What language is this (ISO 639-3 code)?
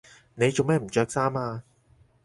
yue